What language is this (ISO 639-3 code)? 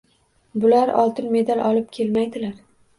uzb